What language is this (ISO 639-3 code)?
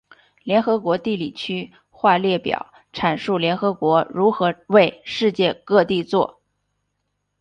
zho